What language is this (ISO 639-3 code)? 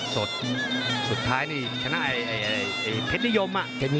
tha